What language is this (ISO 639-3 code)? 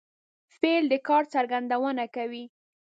pus